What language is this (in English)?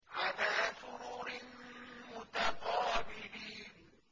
Arabic